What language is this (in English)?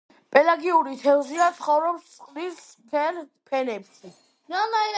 Georgian